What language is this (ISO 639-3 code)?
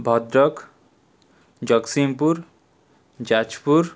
ori